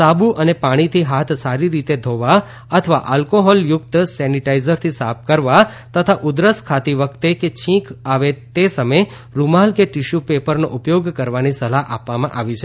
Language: Gujarati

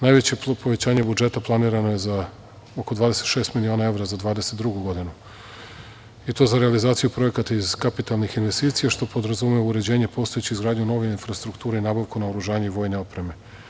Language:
Serbian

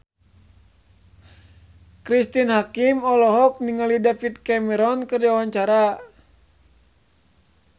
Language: Sundanese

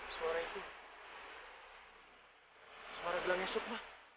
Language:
Indonesian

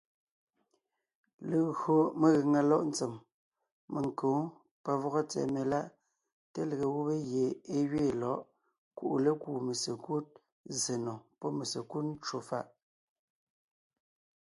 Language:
Ngiemboon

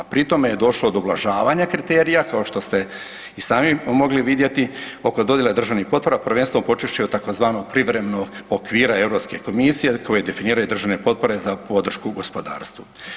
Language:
Croatian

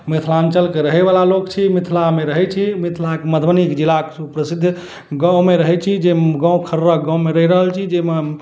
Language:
Maithili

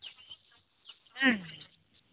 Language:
Santali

